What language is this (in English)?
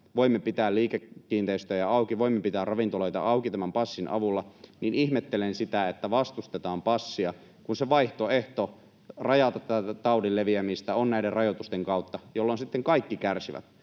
Finnish